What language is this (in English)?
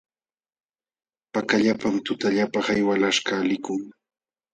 Jauja Wanca Quechua